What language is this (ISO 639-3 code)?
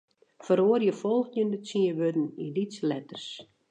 fry